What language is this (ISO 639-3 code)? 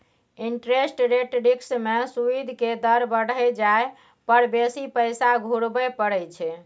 mai